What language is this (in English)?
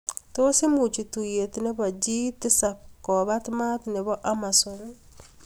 Kalenjin